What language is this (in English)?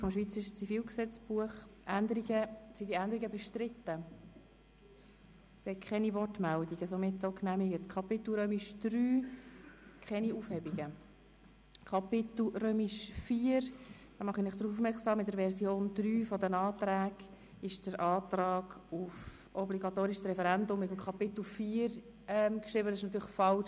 Swiss German